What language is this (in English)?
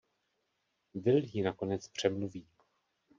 Czech